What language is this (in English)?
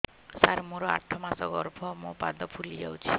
Odia